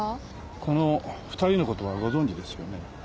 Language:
Japanese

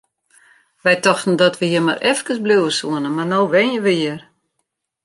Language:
Western Frisian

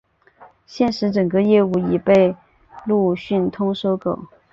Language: Chinese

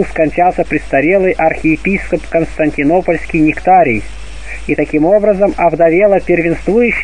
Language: Russian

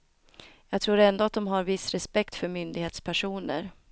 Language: Swedish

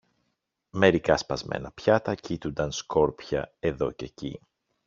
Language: Greek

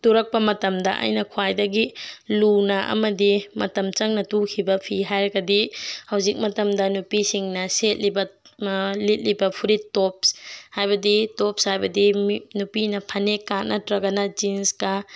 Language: Manipuri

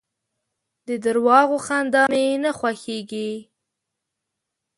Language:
Pashto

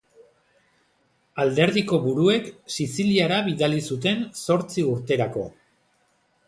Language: Basque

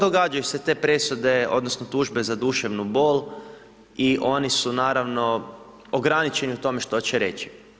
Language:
Croatian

